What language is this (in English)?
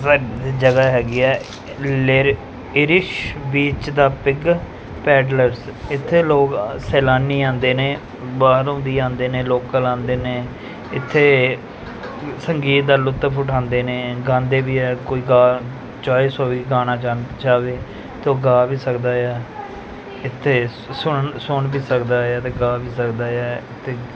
Punjabi